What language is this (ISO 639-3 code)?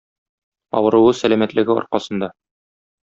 tat